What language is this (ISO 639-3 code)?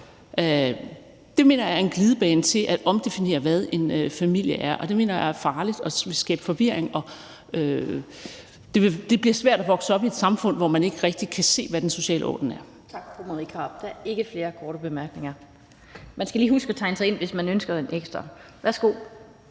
dan